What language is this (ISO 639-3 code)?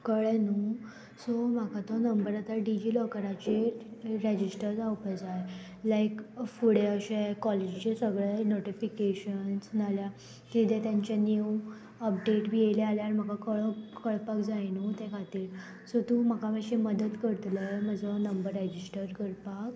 kok